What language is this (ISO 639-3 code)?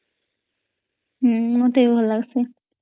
ori